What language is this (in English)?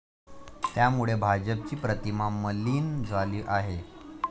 Marathi